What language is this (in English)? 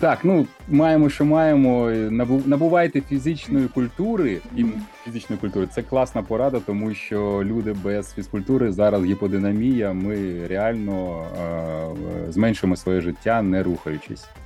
Ukrainian